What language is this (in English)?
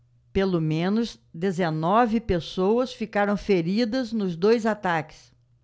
Portuguese